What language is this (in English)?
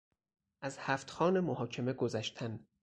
Persian